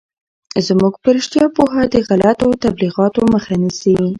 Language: Pashto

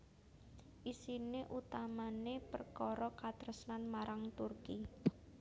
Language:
Javanese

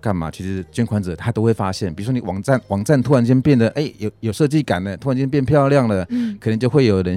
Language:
Chinese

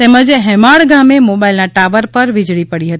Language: Gujarati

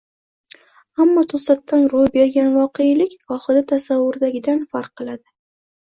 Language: Uzbek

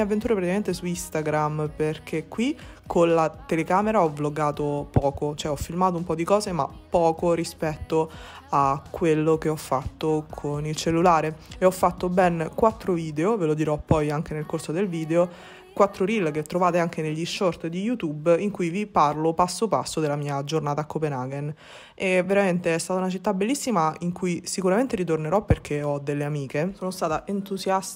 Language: Italian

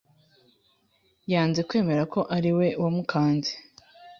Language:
Kinyarwanda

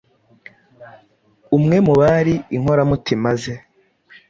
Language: Kinyarwanda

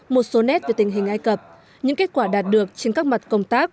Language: Vietnamese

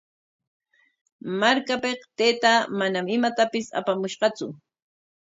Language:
Corongo Ancash Quechua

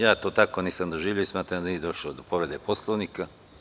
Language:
Serbian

